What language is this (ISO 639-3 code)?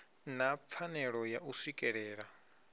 ven